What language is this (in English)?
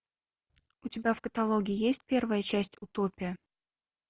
Russian